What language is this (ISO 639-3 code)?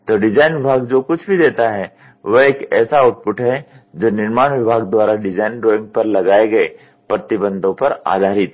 hin